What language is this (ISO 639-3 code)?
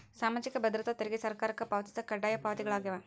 kan